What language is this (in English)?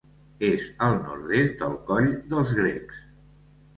Catalan